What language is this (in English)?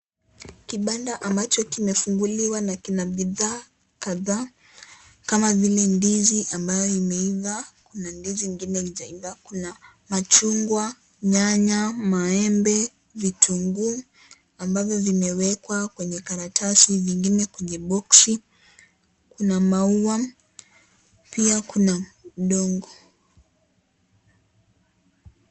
Swahili